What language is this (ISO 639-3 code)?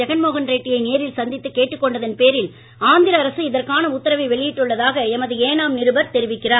tam